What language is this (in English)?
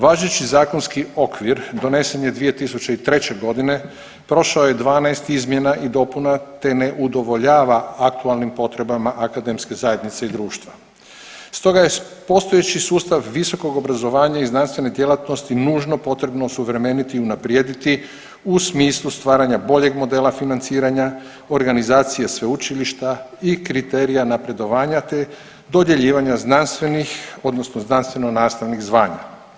Croatian